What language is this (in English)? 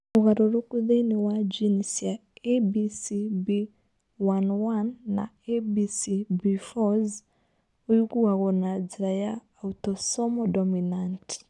Kikuyu